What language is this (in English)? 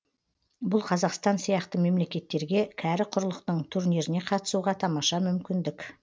Kazakh